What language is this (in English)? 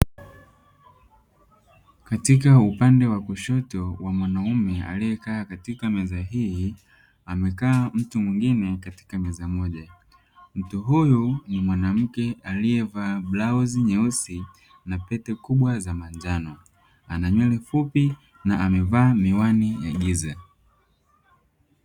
Swahili